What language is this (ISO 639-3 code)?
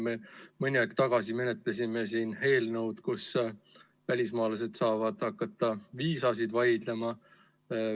est